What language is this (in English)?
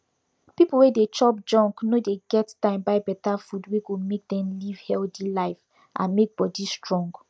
Nigerian Pidgin